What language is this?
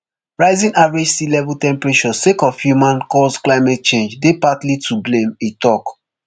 Nigerian Pidgin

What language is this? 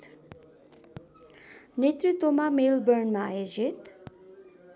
Nepali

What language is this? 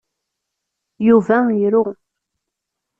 Kabyle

